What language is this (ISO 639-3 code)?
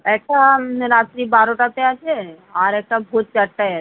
ben